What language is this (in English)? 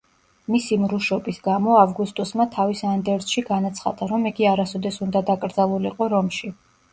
Georgian